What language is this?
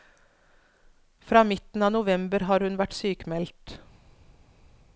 Norwegian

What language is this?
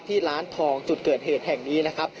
Thai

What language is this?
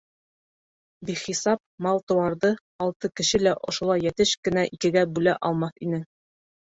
Bashkir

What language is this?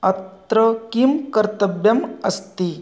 Sanskrit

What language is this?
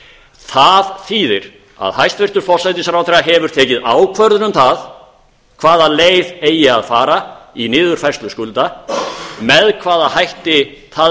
Icelandic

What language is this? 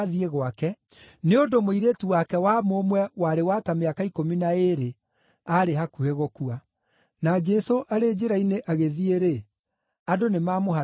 Kikuyu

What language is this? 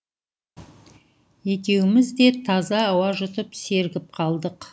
Kazakh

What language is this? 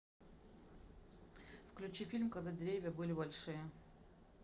Russian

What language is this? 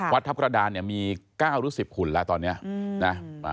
Thai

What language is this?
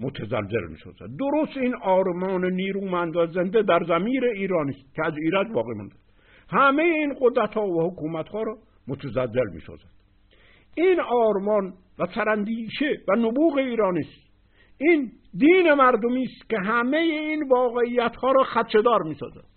Persian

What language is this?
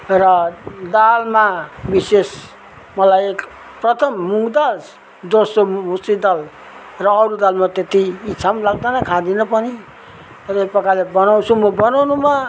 Nepali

